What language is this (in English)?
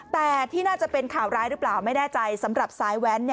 Thai